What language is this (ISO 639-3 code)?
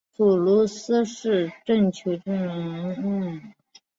zho